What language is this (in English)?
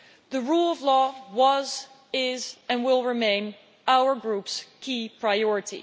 English